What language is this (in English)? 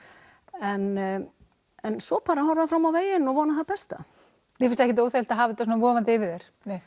Icelandic